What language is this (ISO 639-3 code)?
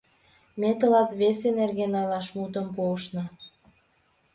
chm